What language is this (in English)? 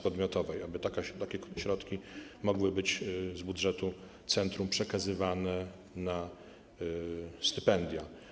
Polish